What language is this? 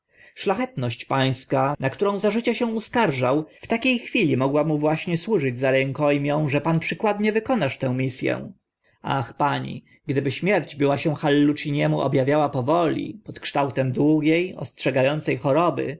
Polish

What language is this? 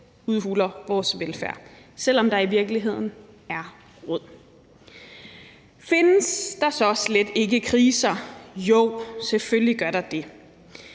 Danish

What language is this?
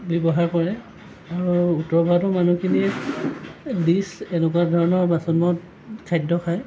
Assamese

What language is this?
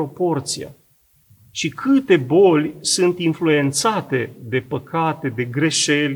Romanian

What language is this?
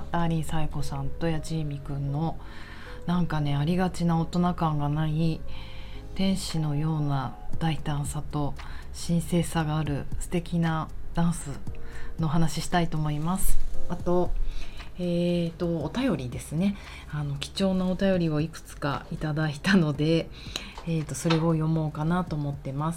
Japanese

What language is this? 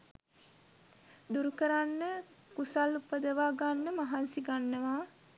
Sinhala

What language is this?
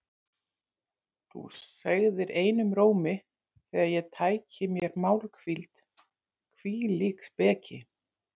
Icelandic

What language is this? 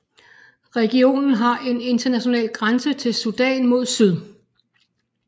Danish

